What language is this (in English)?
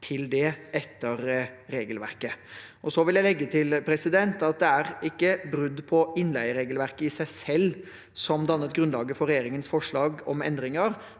Norwegian